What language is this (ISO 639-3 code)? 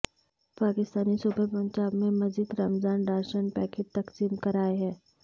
urd